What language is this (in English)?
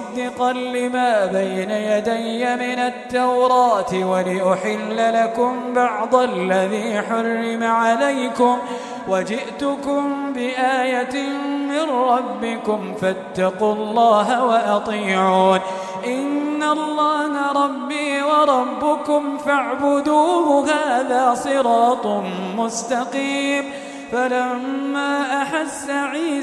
Arabic